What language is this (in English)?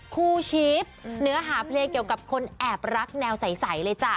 Thai